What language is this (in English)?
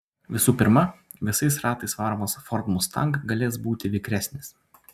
Lithuanian